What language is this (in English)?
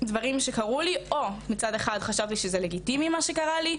Hebrew